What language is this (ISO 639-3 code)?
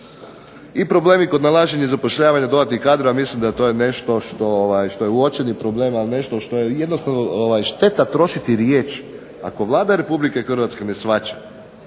hrv